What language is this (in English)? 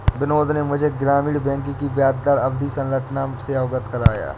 Hindi